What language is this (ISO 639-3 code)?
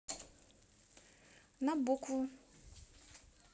rus